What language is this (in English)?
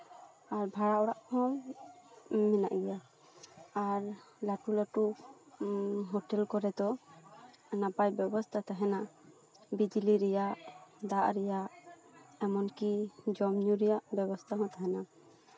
Santali